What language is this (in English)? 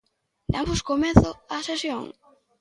Galician